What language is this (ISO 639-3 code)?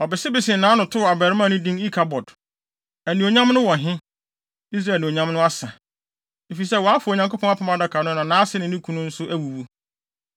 aka